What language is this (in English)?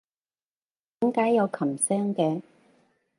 Cantonese